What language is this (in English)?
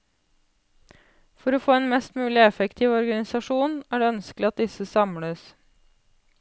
Norwegian